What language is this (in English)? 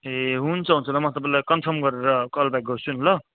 Nepali